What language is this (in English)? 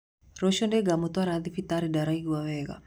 Kikuyu